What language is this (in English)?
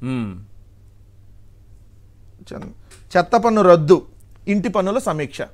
Telugu